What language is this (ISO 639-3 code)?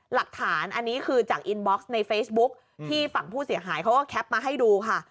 tha